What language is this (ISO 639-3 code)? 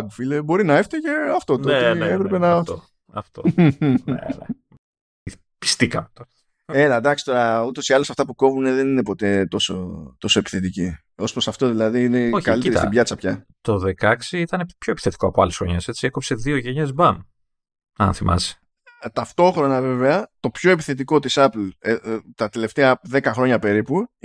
ell